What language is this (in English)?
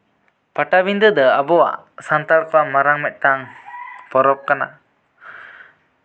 Santali